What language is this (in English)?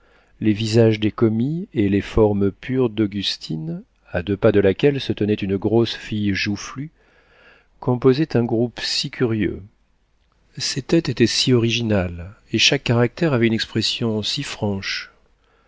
French